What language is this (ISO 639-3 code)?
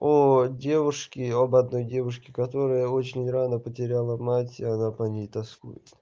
rus